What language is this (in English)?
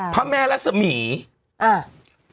Thai